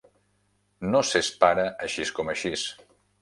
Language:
Catalan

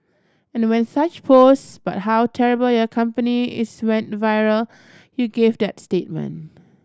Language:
English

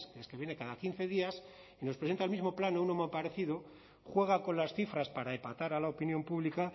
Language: Spanish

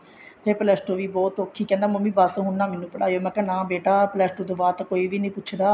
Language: Punjabi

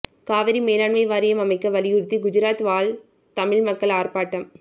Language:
Tamil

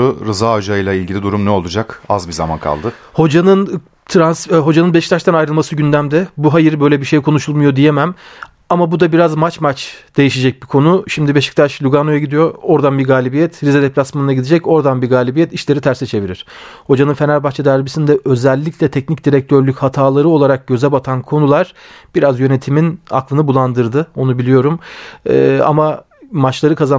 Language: Turkish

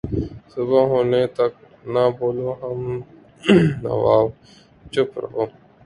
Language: Urdu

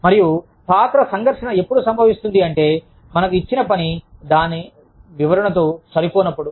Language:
Telugu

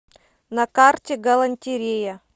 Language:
Russian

